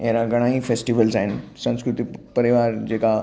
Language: Sindhi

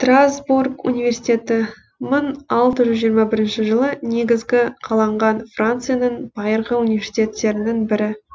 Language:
Kazakh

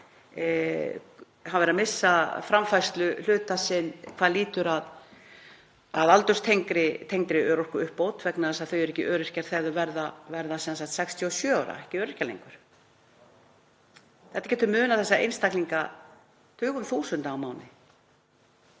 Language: Icelandic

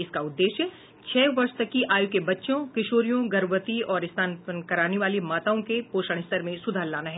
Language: Hindi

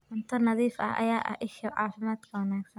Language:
Somali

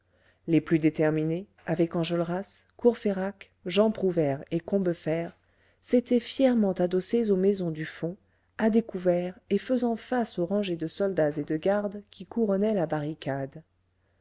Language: French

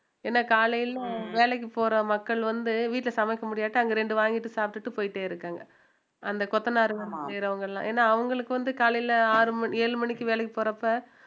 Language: Tamil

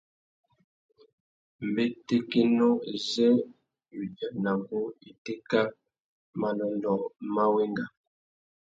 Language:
Tuki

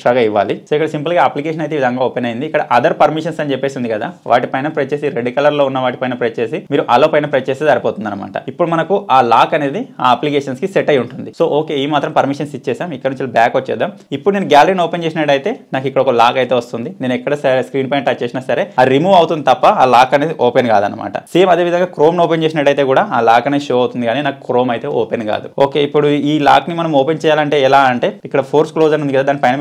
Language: Telugu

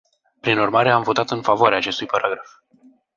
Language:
Romanian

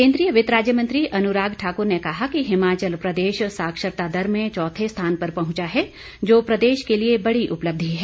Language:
Hindi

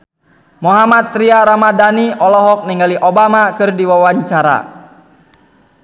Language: Sundanese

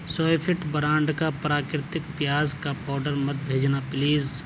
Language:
Urdu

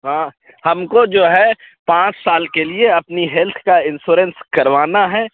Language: Urdu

